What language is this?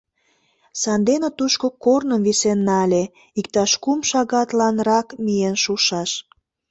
Mari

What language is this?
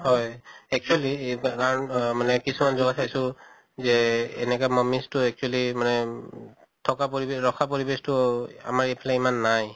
Assamese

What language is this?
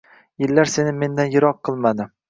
Uzbek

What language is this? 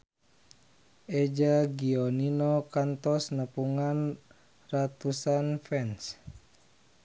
Sundanese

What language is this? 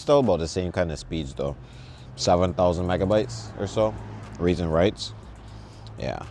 English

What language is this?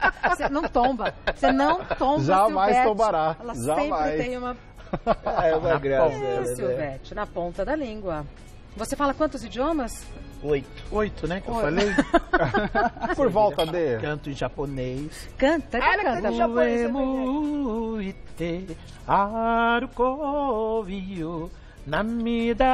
Portuguese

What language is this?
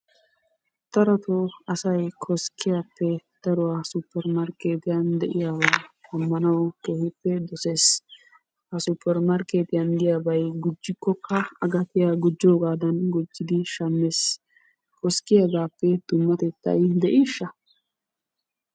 Wolaytta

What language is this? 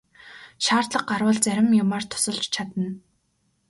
Mongolian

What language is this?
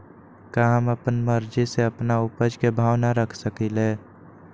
Magahi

